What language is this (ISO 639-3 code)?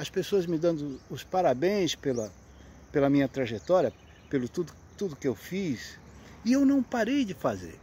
por